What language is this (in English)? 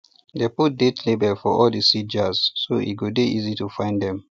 Nigerian Pidgin